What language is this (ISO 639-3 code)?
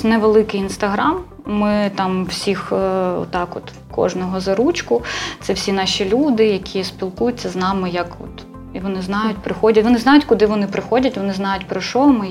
ukr